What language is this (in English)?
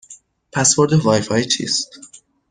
Persian